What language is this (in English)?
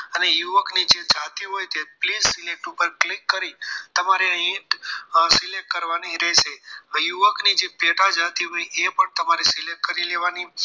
Gujarati